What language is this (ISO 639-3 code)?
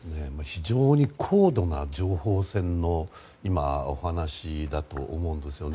jpn